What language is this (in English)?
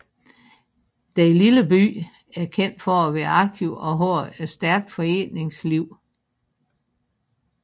Danish